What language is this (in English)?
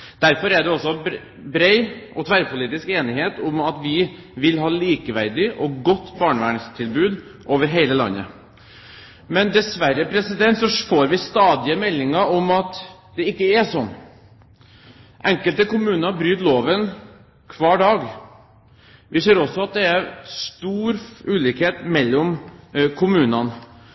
Norwegian Bokmål